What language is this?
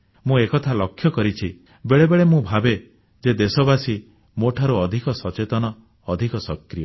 Odia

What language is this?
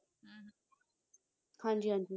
Punjabi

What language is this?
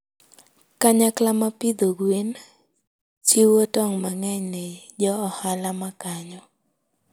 Luo (Kenya and Tanzania)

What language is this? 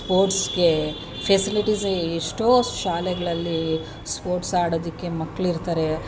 Kannada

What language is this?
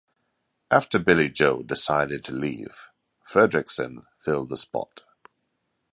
English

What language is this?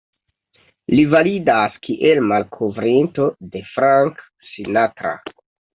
Esperanto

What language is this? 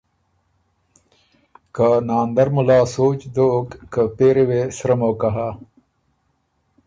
Ormuri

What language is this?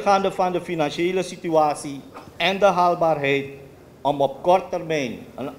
Dutch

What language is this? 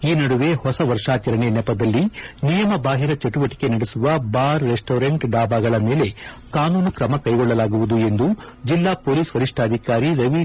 Kannada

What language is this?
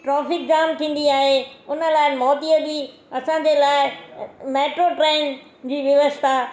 Sindhi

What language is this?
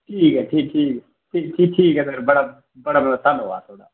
Dogri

